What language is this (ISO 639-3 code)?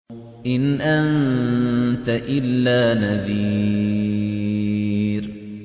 ara